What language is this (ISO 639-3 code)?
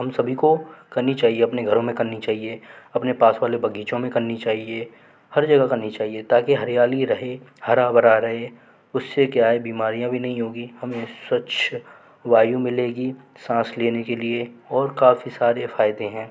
hin